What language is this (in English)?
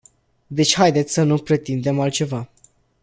Romanian